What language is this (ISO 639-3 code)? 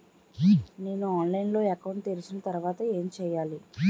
tel